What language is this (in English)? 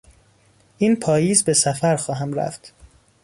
Persian